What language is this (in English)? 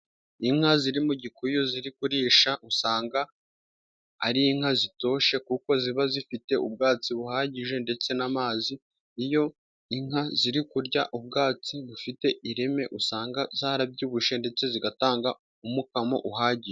Kinyarwanda